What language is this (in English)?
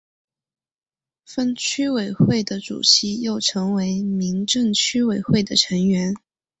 Chinese